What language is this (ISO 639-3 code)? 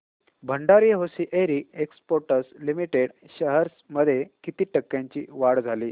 mar